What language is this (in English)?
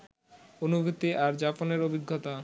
Bangla